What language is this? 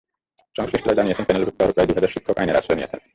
Bangla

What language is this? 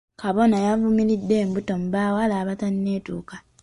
Ganda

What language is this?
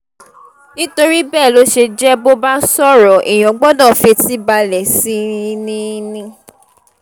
Yoruba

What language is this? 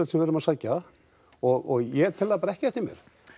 Icelandic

